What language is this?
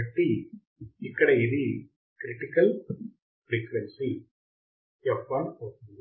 Telugu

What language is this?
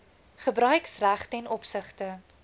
Afrikaans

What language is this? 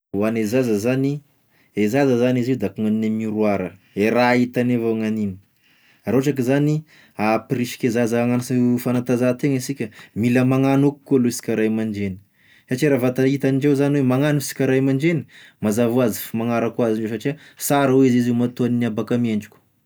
Tesaka Malagasy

